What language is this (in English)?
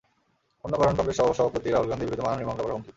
Bangla